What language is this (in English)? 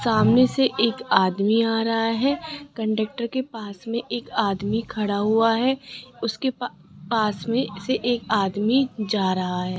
Hindi